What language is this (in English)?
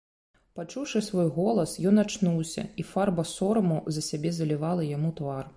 Belarusian